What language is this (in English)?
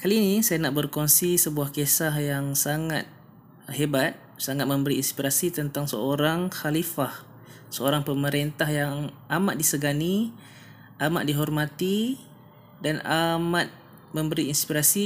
Malay